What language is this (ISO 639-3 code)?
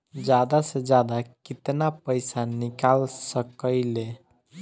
bho